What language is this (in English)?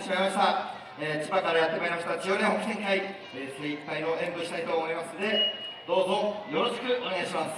Japanese